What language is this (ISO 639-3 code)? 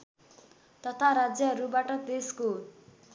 nep